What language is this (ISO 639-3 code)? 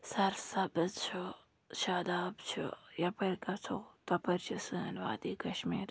kas